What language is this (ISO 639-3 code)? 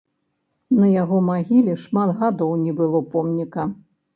bel